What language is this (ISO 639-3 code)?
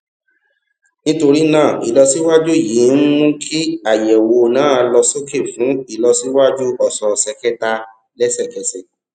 yor